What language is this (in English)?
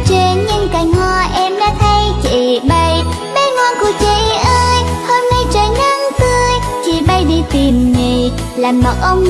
Vietnamese